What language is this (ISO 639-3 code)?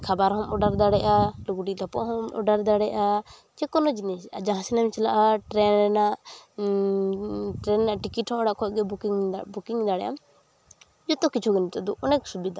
sat